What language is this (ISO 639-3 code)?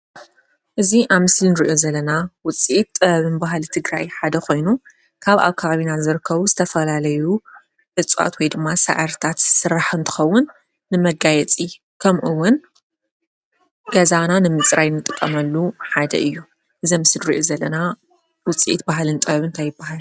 tir